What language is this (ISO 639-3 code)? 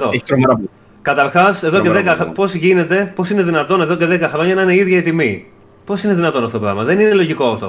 ell